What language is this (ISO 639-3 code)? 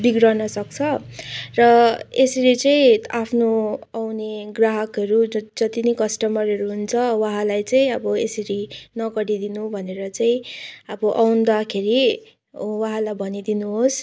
nep